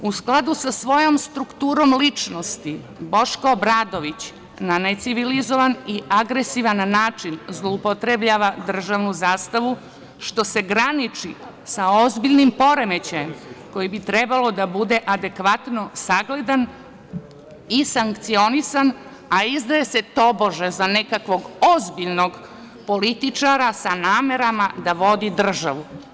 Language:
Serbian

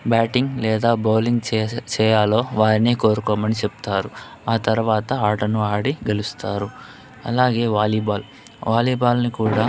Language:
Telugu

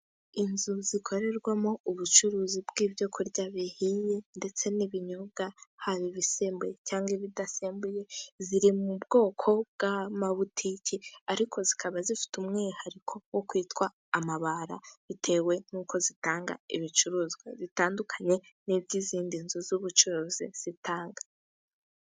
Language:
Kinyarwanda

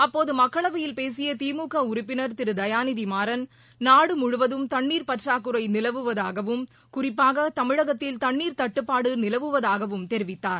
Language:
Tamil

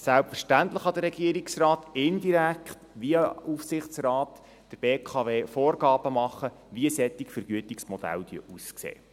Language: Swiss German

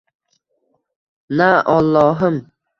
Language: Uzbek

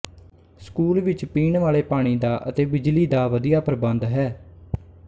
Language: Punjabi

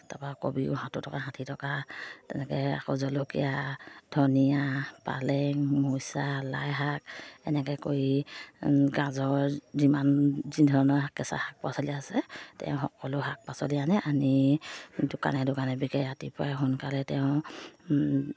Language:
Assamese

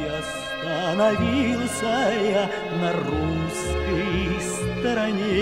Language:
Russian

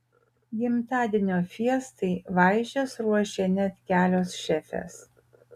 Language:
Lithuanian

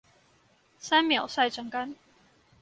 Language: Chinese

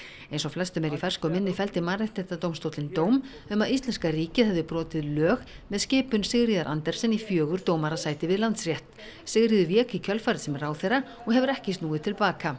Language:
Icelandic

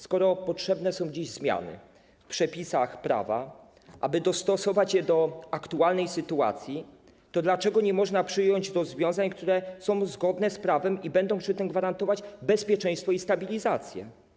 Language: Polish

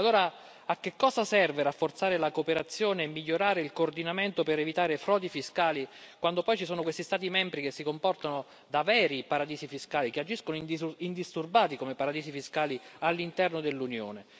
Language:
Italian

